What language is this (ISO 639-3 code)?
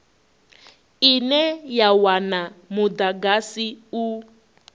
ven